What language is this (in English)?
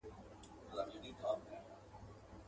Pashto